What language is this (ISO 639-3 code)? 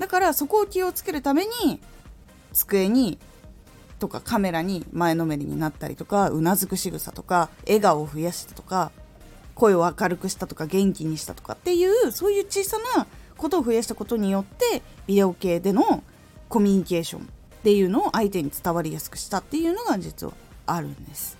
jpn